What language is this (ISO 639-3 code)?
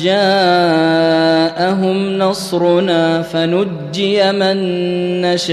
ara